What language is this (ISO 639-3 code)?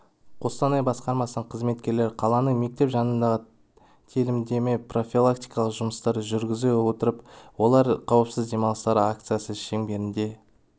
kaz